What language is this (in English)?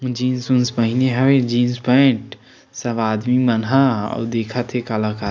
Chhattisgarhi